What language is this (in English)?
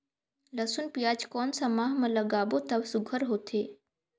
Chhattisgarhi